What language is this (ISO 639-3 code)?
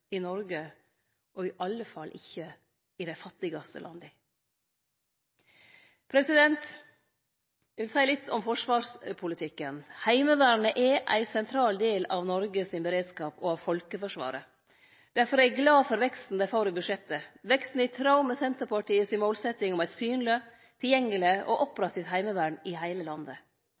nno